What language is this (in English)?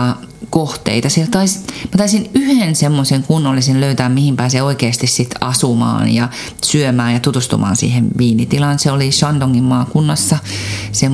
Finnish